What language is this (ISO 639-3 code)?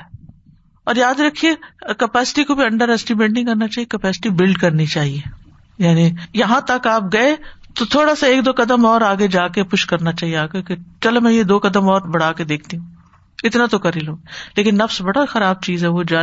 urd